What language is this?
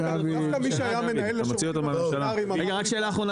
Hebrew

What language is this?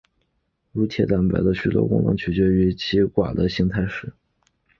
Chinese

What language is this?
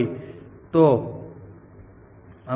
Gujarati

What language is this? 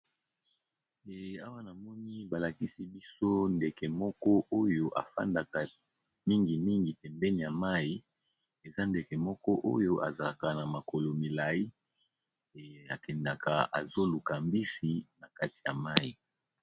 Lingala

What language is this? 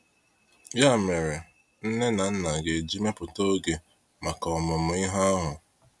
Igbo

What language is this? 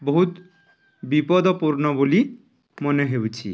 Odia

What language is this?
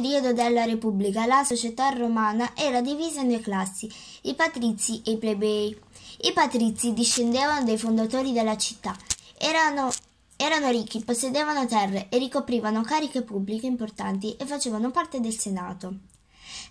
Italian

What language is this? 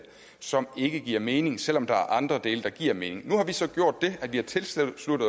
Danish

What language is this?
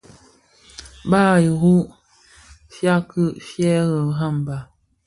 Bafia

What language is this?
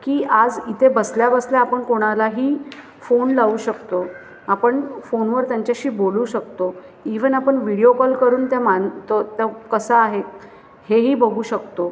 Marathi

